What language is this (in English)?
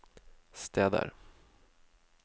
Norwegian